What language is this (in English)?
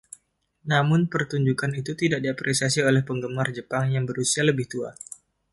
Indonesian